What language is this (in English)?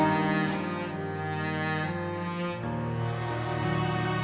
Indonesian